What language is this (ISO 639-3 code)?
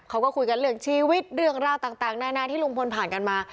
tha